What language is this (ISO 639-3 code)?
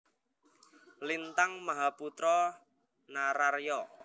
jav